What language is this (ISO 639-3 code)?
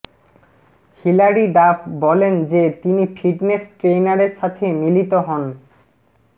ben